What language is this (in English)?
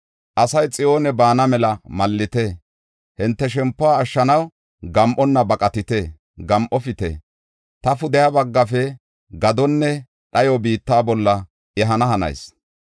Gofa